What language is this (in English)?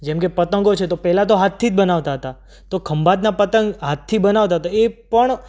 Gujarati